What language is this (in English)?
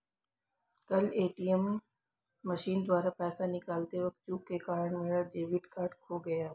Hindi